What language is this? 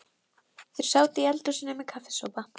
Icelandic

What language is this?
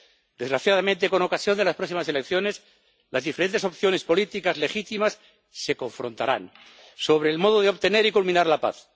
Spanish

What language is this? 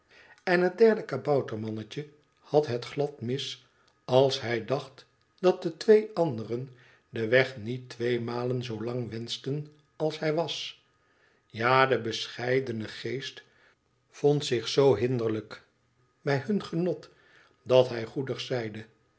Dutch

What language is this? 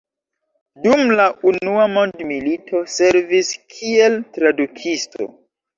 Esperanto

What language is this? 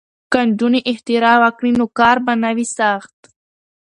Pashto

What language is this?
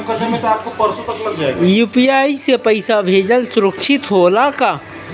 Bhojpuri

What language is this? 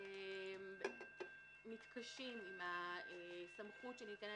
Hebrew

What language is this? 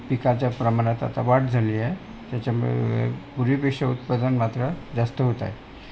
Marathi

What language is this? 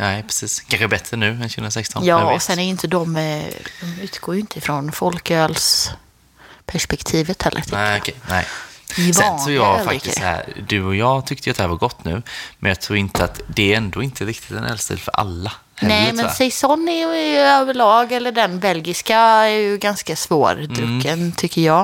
Swedish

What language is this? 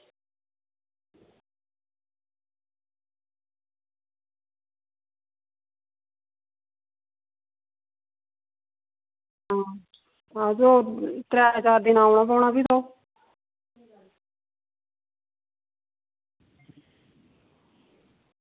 Dogri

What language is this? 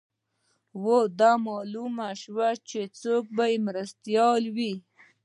Pashto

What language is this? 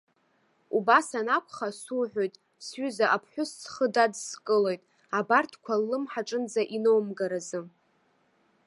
Abkhazian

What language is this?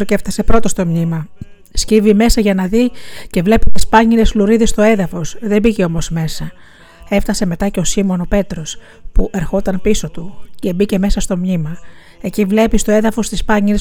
Greek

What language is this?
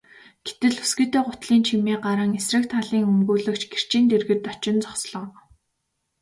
Mongolian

